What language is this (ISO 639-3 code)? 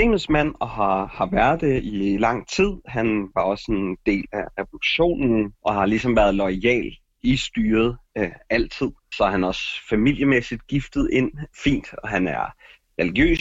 dan